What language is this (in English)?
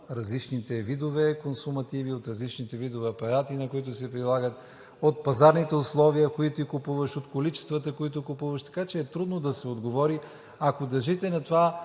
Bulgarian